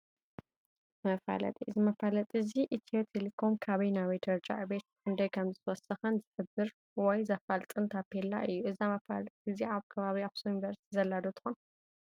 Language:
Tigrinya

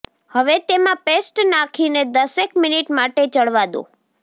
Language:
Gujarati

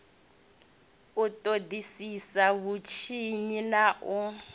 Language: Venda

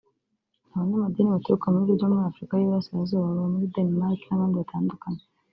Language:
Kinyarwanda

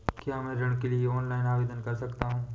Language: Hindi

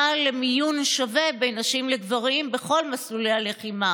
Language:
Hebrew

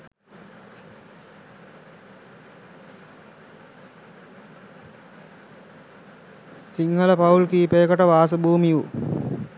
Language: Sinhala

